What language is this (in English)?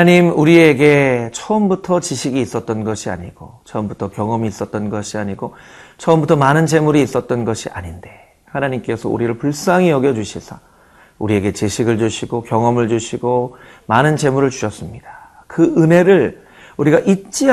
Korean